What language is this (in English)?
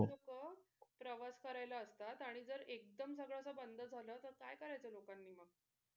Marathi